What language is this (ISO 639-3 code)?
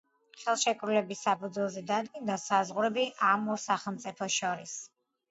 kat